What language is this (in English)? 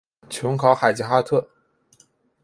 Chinese